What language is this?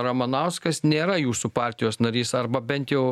Lithuanian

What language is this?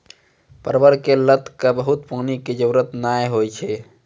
Maithili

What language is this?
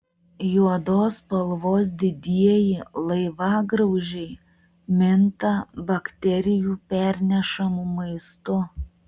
Lithuanian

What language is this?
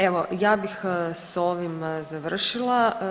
Croatian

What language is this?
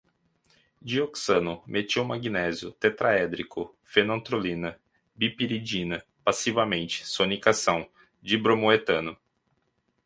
Portuguese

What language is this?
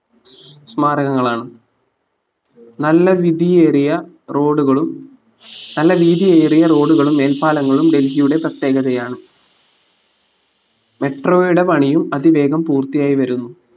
Malayalam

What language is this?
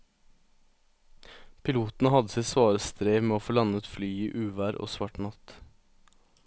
Norwegian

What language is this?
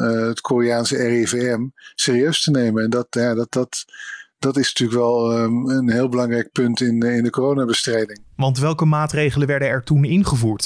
Dutch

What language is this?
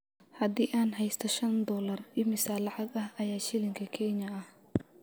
Somali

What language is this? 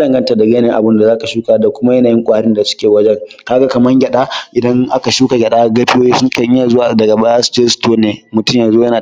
Hausa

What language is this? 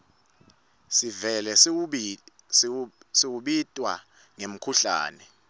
Swati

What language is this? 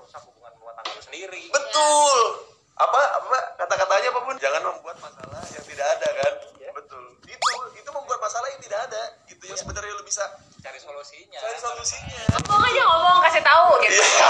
Indonesian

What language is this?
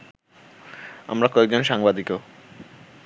Bangla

